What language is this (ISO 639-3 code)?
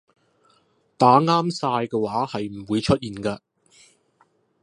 yue